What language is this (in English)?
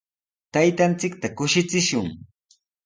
Sihuas Ancash Quechua